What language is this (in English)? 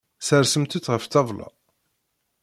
Kabyle